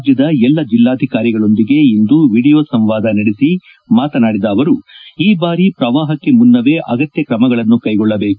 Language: Kannada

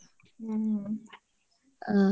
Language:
Kannada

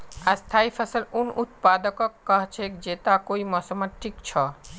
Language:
Magahi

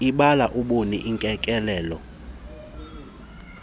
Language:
Xhosa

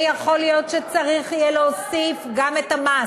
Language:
Hebrew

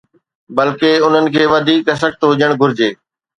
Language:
Sindhi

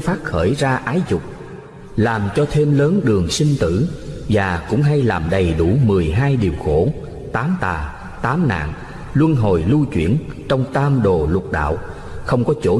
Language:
Vietnamese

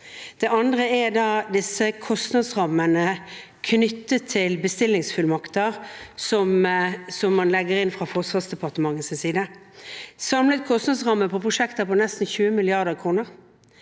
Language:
Norwegian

